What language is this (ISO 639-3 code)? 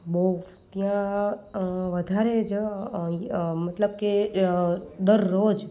guj